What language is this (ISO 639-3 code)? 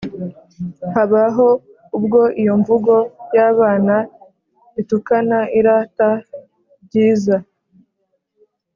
kin